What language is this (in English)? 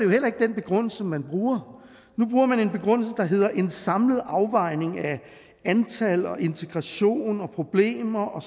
Danish